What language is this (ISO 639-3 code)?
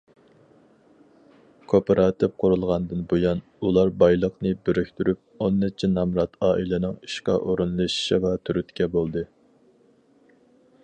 uig